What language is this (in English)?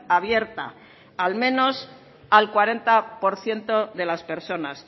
Spanish